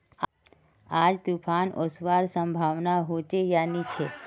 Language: Magahi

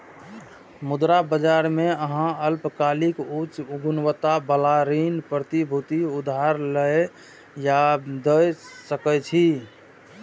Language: Maithili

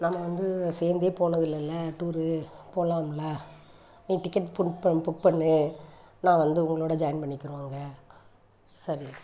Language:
Tamil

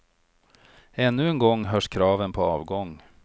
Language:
Swedish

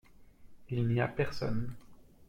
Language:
French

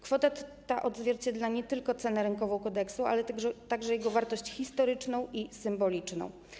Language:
Polish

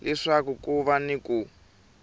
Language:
Tsonga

